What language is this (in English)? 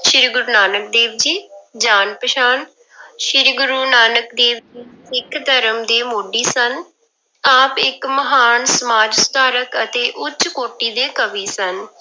Punjabi